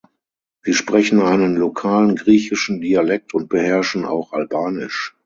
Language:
German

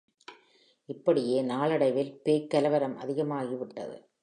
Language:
Tamil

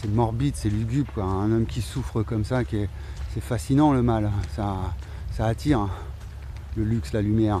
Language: French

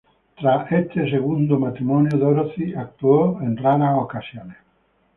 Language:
Spanish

